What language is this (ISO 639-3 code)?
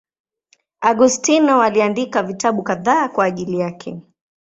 swa